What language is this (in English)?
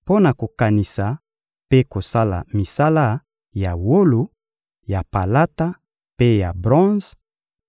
Lingala